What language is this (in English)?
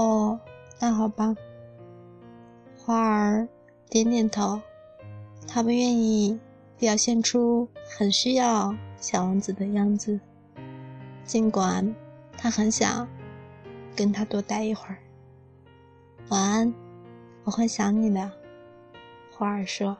Chinese